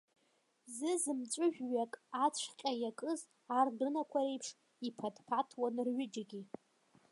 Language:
Abkhazian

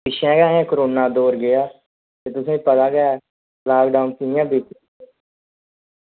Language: Dogri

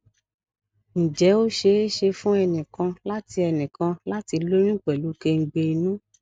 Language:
Yoruba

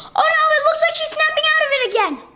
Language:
English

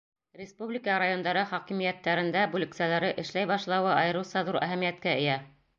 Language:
Bashkir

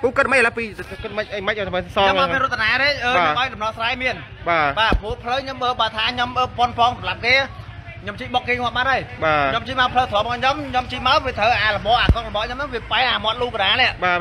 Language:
Vietnamese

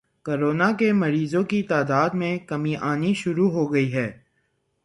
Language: Urdu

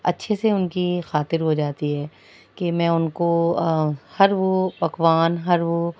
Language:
Urdu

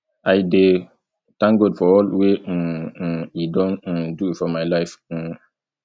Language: Nigerian Pidgin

